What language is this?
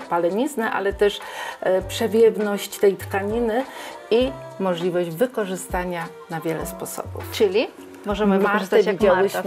Polish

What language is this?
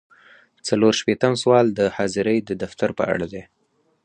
Pashto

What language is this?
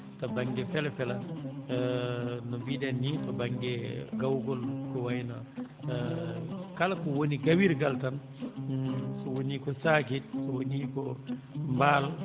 Fula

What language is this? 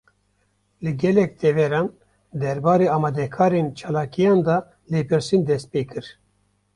Kurdish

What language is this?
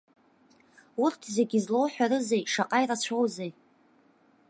Abkhazian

